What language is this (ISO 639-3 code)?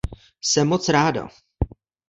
ces